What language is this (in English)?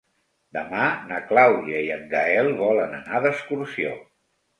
Catalan